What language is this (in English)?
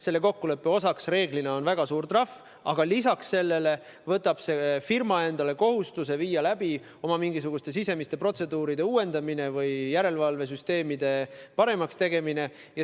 Estonian